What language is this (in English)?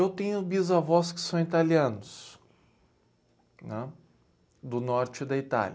Portuguese